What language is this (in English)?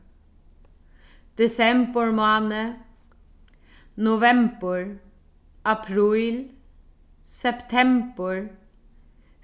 Faroese